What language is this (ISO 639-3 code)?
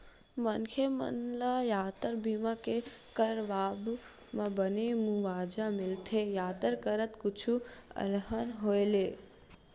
hne